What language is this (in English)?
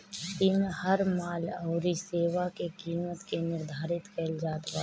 Bhojpuri